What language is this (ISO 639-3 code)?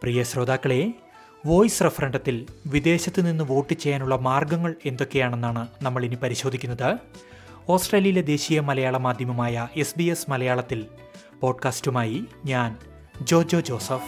mal